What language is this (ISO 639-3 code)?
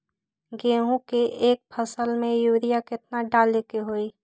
mag